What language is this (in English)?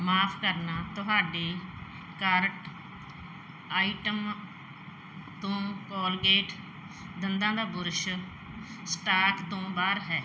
Punjabi